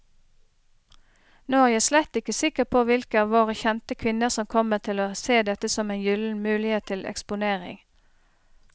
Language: Norwegian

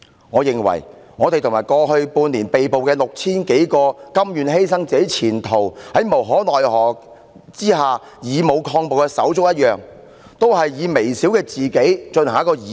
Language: Cantonese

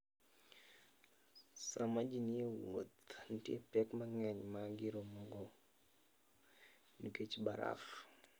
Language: Luo (Kenya and Tanzania)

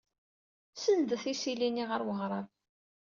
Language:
Kabyle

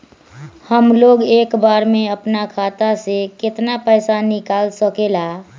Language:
Magahi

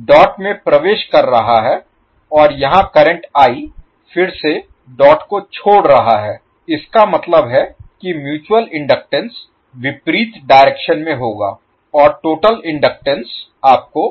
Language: Hindi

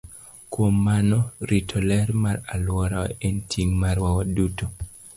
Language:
Luo (Kenya and Tanzania)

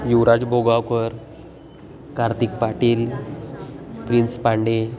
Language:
Sanskrit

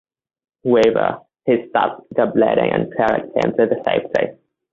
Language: English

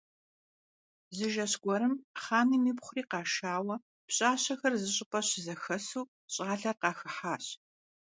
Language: Kabardian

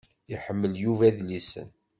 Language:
Kabyle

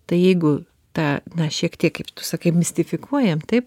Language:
Lithuanian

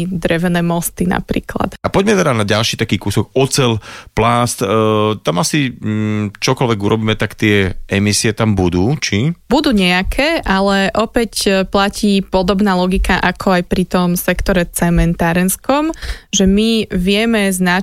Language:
Slovak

